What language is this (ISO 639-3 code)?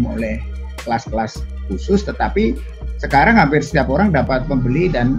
ind